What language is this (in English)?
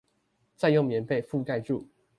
Chinese